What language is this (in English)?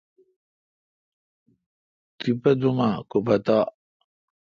Kalkoti